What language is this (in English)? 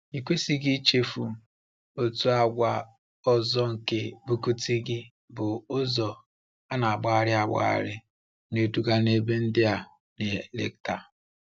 Igbo